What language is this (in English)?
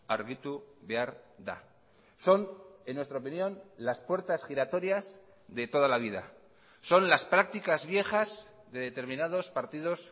Spanish